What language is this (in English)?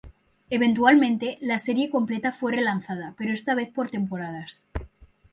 Spanish